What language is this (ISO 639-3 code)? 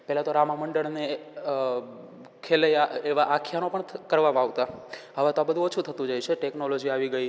guj